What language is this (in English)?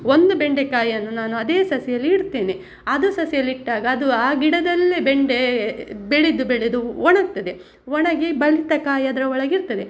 Kannada